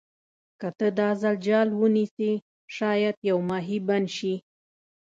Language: Pashto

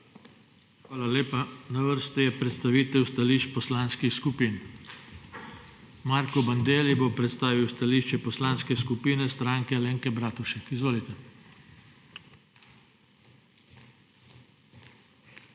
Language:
Slovenian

